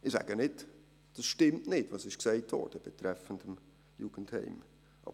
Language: Swiss German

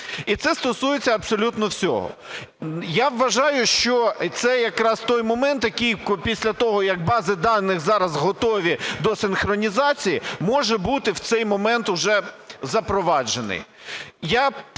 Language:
Ukrainian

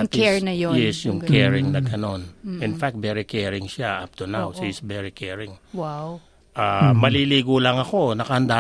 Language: Filipino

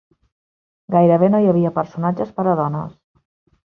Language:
Catalan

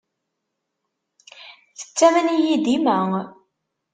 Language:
Kabyle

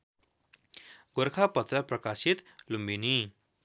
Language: Nepali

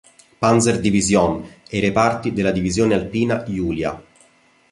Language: Italian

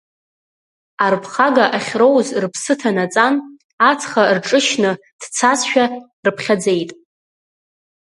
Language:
Abkhazian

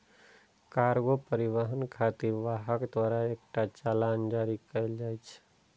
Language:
Maithili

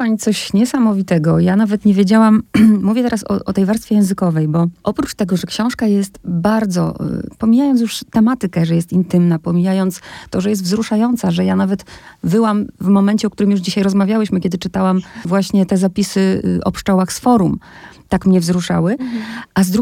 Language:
Polish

